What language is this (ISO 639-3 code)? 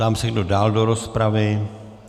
ces